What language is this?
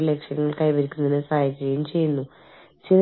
Malayalam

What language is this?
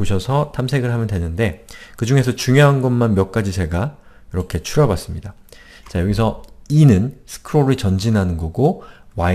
Korean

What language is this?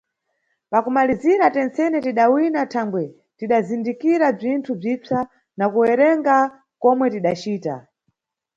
Nyungwe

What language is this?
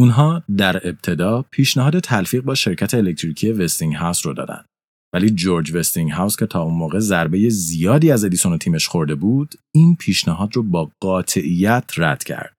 Persian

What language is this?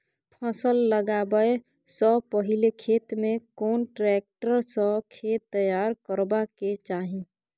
Maithili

